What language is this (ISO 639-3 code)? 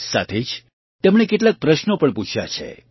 guj